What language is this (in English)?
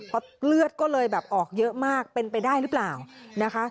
Thai